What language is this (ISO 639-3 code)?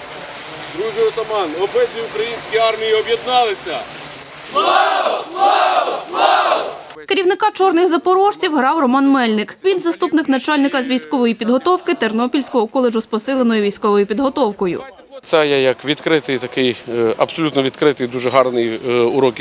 ukr